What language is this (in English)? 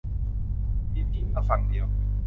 Thai